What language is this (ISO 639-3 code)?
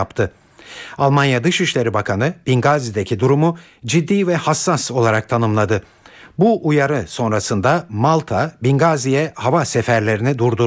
tur